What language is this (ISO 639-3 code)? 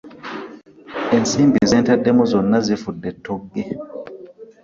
lug